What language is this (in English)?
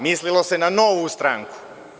Serbian